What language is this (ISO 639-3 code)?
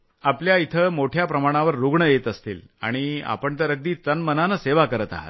mar